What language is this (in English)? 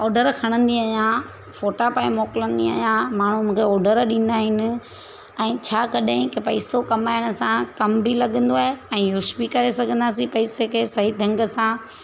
Sindhi